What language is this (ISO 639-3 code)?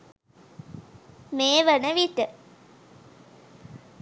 sin